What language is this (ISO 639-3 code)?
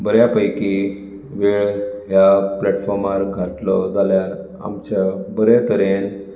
kok